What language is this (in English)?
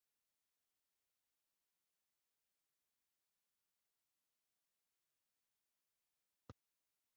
Uzbek